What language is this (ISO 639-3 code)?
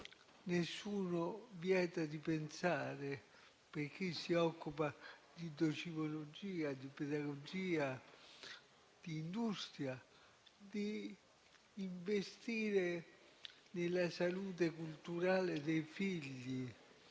ita